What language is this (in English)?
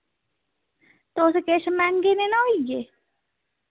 Dogri